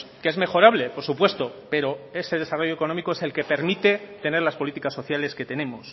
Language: Spanish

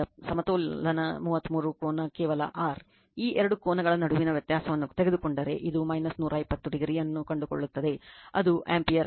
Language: Kannada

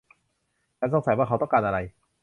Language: Thai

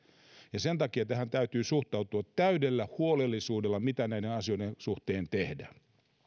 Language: Finnish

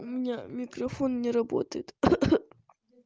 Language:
Russian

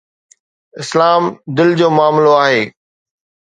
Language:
Sindhi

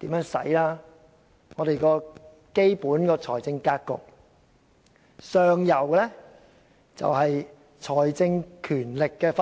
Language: Cantonese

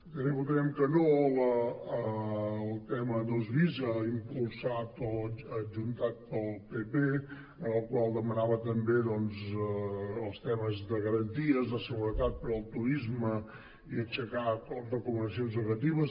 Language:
Catalan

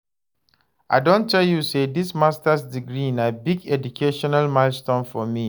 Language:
Nigerian Pidgin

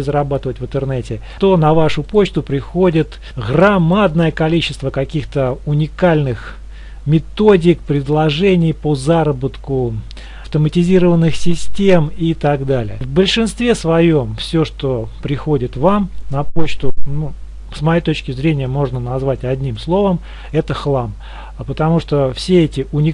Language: Russian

